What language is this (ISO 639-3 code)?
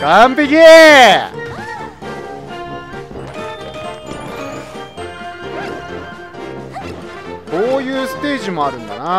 jpn